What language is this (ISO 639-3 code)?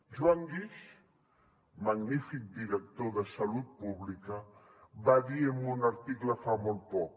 cat